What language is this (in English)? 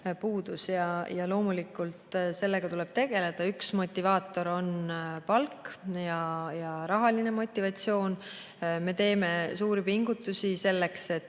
Estonian